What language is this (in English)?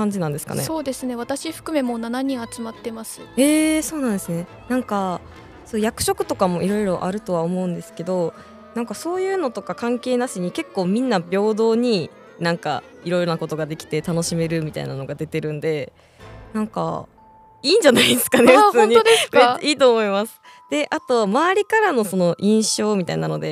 Japanese